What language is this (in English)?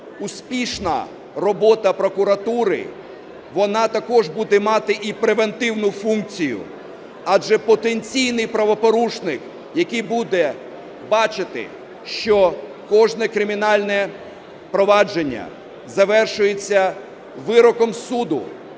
Ukrainian